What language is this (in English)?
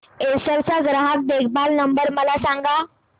Marathi